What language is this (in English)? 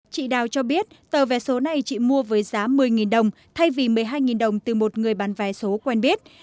Vietnamese